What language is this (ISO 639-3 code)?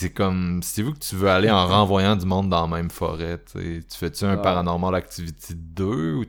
fra